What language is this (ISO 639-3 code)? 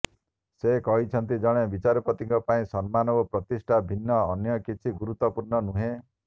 ori